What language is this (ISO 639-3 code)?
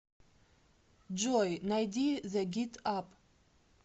rus